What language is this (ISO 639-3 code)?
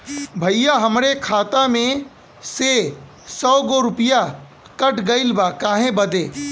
bho